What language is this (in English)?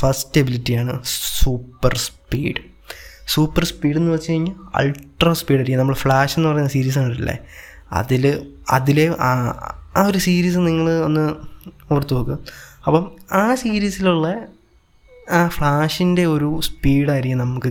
Malayalam